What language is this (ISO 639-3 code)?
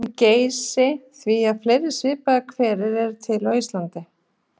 isl